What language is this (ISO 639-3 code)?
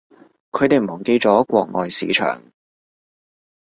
yue